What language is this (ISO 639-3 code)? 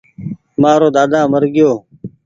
gig